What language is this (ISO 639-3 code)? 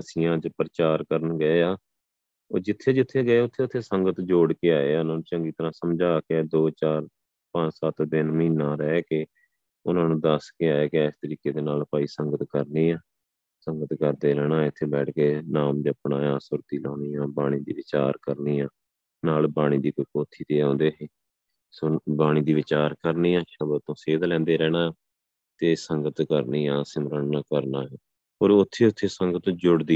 pan